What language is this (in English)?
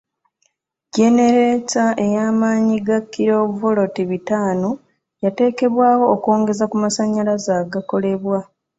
Ganda